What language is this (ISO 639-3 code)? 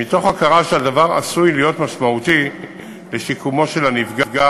heb